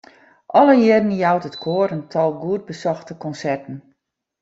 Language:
Western Frisian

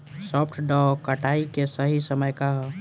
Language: Bhojpuri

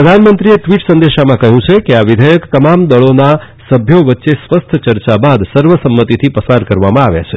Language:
Gujarati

